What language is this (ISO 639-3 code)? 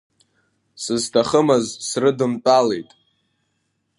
abk